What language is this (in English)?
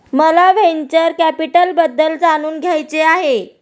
Marathi